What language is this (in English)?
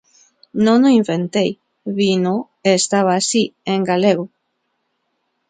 Galician